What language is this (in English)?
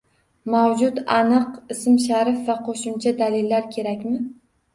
Uzbek